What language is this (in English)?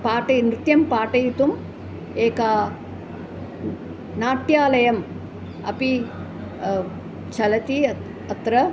Sanskrit